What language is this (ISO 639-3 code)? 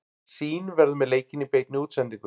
isl